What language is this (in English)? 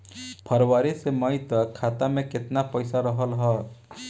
Bhojpuri